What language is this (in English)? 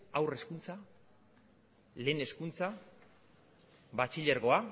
Basque